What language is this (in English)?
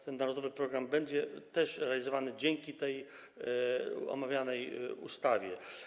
Polish